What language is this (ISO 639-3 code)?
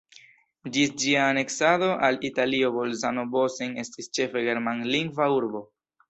epo